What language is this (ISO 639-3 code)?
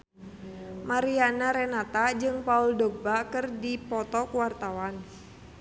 sun